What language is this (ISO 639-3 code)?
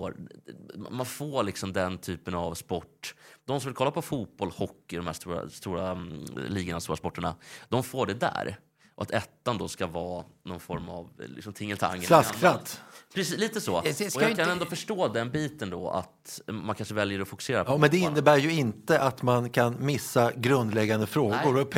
swe